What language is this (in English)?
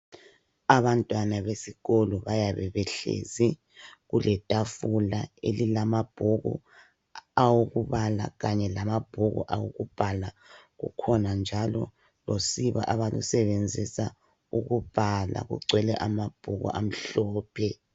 North Ndebele